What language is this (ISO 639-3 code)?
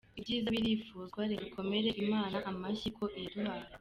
kin